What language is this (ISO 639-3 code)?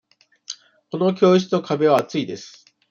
jpn